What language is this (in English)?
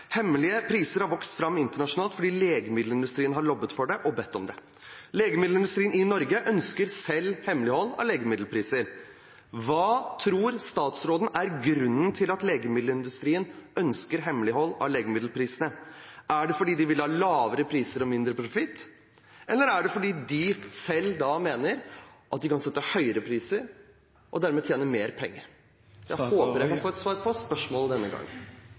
Norwegian Bokmål